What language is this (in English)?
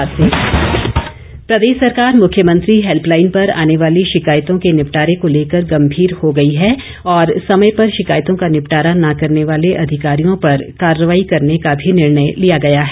Hindi